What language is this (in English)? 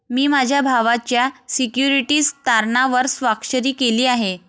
Marathi